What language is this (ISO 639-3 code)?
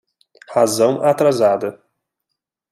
por